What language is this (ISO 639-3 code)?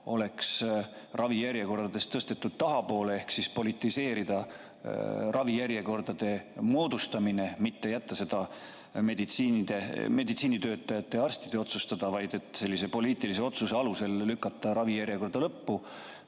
est